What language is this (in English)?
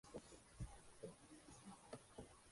Spanish